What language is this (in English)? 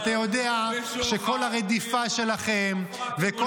Hebrew